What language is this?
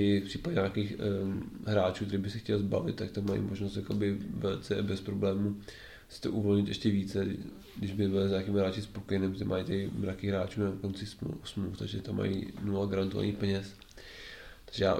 Czech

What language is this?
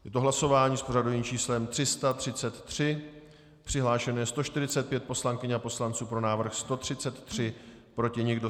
Czech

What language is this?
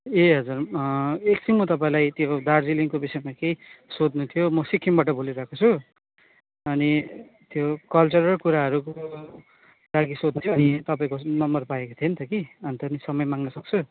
Nepali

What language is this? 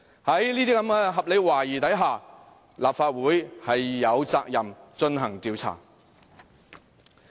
Cantonese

